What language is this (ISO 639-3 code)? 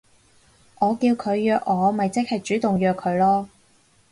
yue